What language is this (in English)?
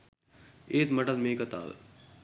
Sinhala